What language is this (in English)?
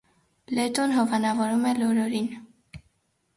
Armenian